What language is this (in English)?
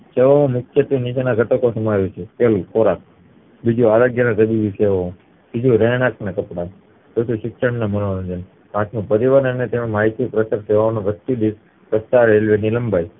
Gujarati